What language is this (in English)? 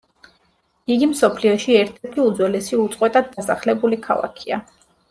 Georgian